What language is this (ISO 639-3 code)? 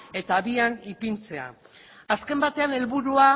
eus